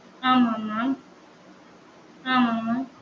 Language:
Tamil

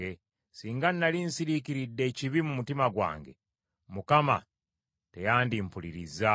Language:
Ganda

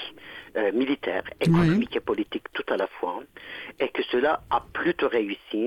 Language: French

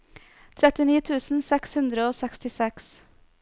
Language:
Norwegian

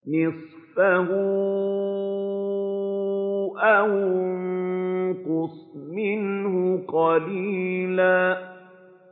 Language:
Arabic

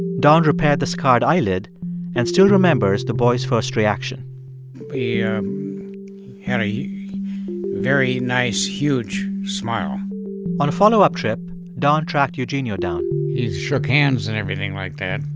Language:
English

